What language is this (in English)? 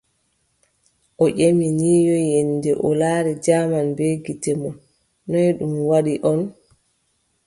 Adamawa Fulfulde